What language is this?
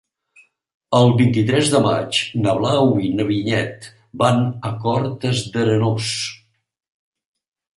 Catalan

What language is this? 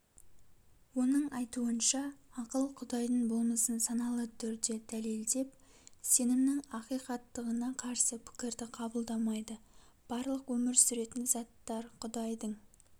Kazakh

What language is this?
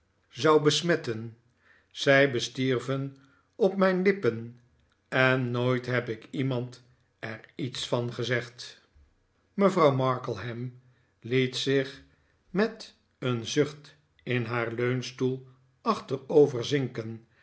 Dutch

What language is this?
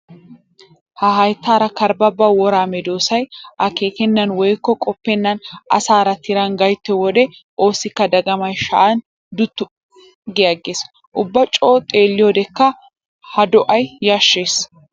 Wolaytta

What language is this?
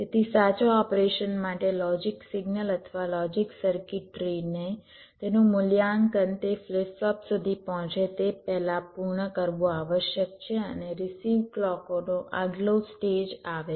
Gujarati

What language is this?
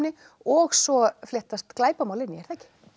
Icelandic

